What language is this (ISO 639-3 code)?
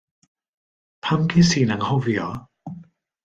cym